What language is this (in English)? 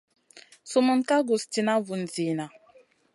Masana